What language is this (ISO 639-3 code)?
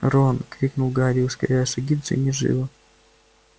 rus